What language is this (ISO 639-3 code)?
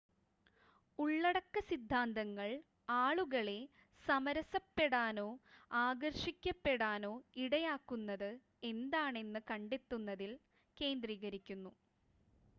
mal